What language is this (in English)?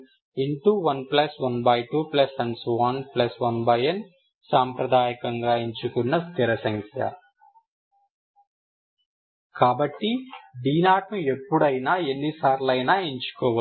Telugu